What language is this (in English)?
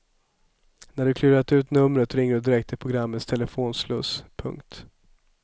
Swedish